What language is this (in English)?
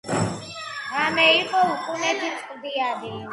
Georgian